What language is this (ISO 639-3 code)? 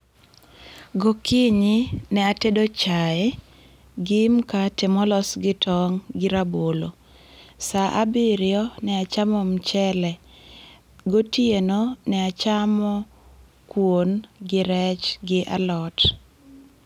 luo